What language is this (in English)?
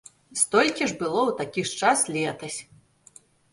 Belarusian